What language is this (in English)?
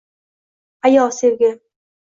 Uzbek